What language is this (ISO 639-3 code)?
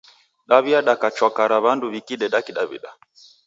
dav